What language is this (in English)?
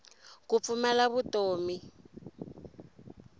Tsonga